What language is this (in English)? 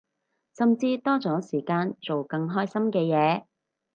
Cantonese